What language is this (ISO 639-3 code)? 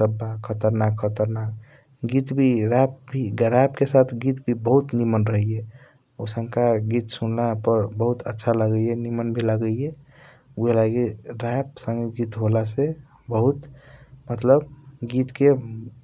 thq